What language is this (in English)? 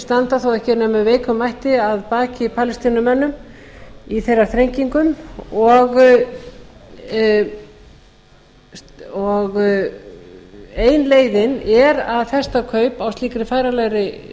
Icelandic